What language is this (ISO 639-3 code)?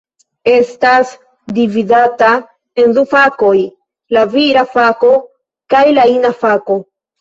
epo